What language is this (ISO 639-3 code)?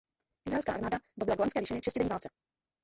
ces